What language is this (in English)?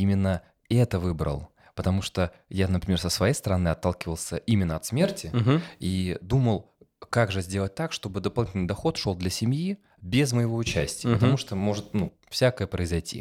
Russian